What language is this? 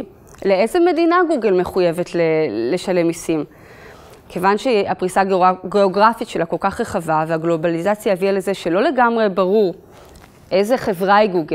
Hebrew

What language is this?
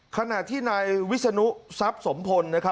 Thai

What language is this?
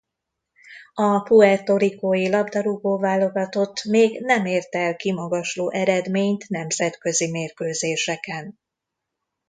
Hungarian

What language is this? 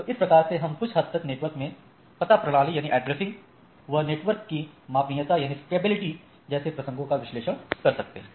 Hindi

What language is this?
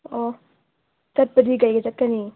Manipuri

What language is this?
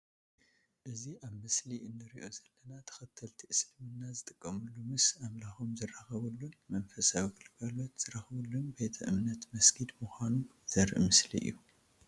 Tigrinya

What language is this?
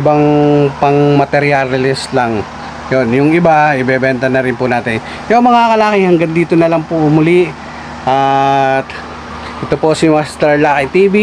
Filipino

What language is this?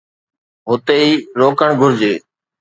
Sindhi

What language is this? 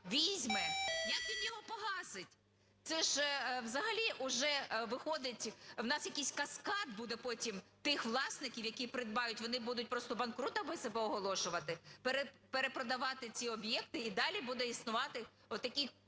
Ukrainian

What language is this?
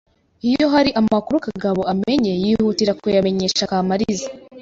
Kinyarwanda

